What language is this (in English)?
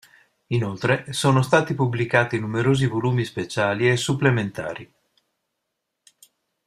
Italian